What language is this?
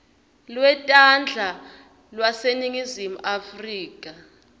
Swati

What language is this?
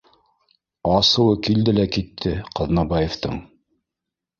Bashkir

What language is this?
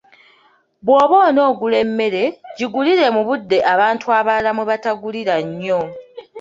Ganda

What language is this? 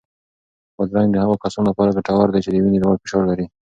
Pashto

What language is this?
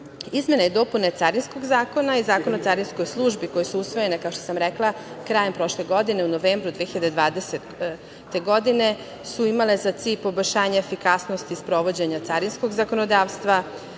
Serbian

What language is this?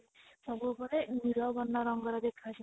Odia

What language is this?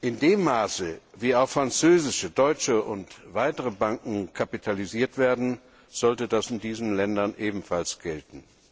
German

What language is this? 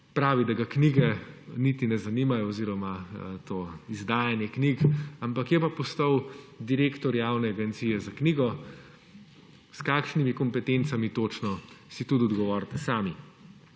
Slovenian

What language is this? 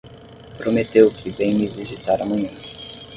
Portuguese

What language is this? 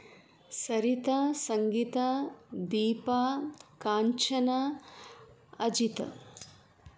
Sanskrit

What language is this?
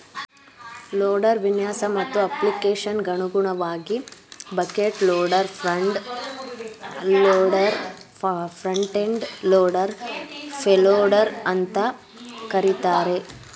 Kannada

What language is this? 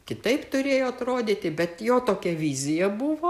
Lithuanian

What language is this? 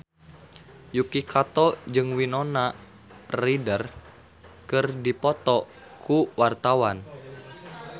Sundanese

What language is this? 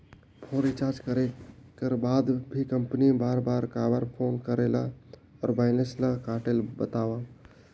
Chhattisgarhi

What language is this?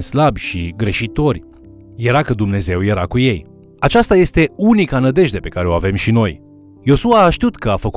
Romanian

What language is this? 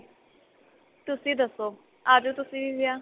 Punjabi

